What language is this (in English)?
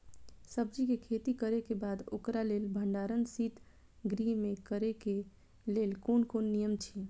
Maithili